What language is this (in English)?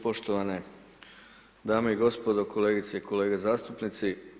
Croatian